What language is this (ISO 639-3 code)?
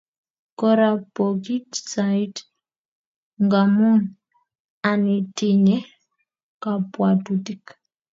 kln